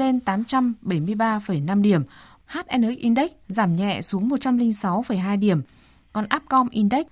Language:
Vietnamese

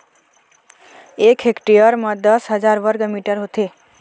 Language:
Chhattisgarhi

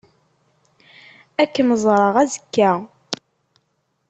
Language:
Kabyle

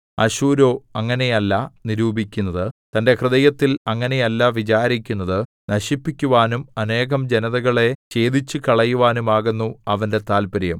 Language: Malayalam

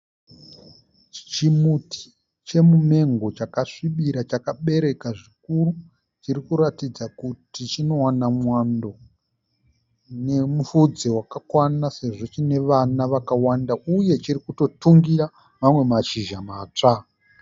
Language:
Shona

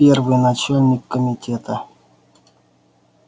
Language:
Russian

